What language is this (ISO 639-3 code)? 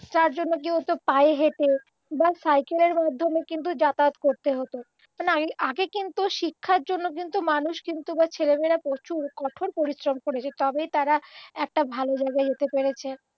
ben